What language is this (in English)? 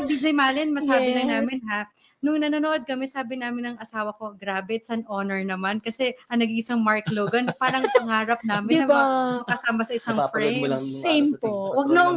Filipino